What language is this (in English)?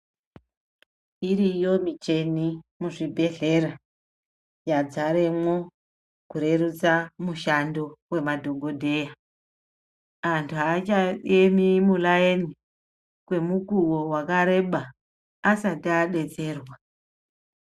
Ndau